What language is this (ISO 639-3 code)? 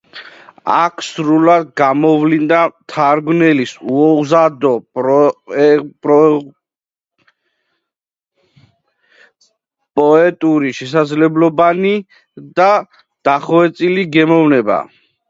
kat